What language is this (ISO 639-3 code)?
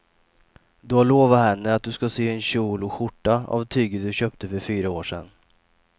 swe